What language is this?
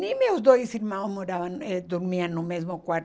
Portuguese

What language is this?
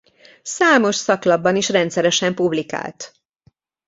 Hungarian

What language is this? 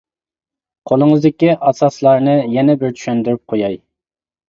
Uyghur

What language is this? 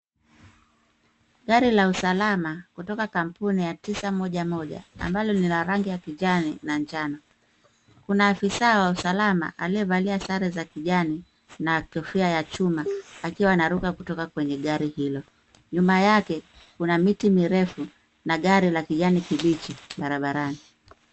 Swahili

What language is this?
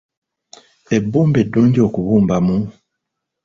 Ganda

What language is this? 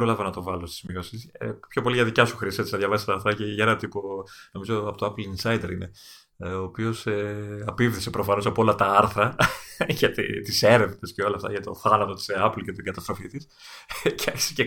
Greek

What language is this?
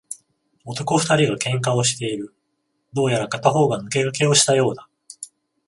Japanese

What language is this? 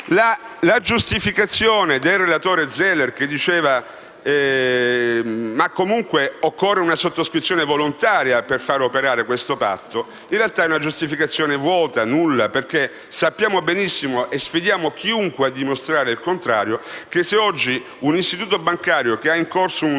Italian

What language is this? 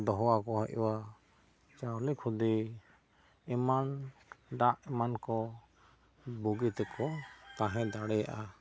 Santali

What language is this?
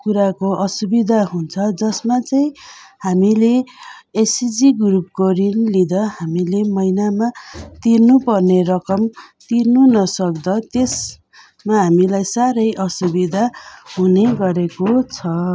Nepali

